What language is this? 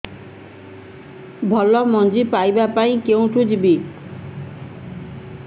Odia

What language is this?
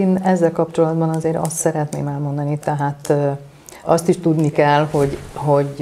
Hungarian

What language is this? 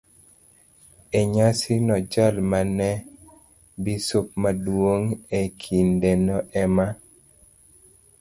Luo (Kenya and Tanzania)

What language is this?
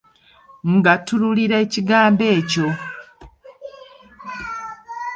Ganda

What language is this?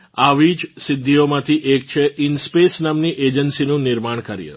Gujarati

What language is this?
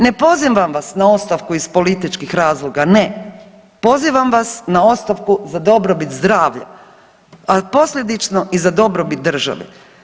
Croatian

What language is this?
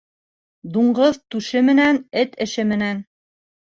Bashkir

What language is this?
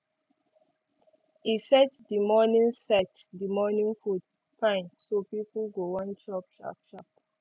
Nigerian Pidgin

